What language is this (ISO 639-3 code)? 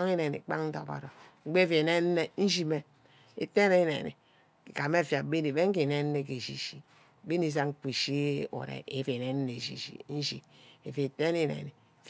byc